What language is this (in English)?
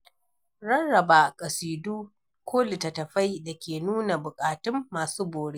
Hausa